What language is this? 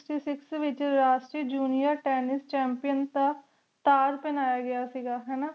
Punjabi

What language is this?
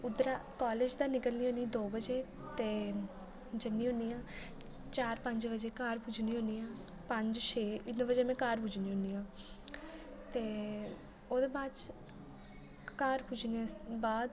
Dogri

